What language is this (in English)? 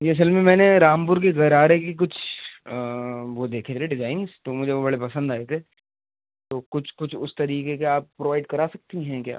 Urdu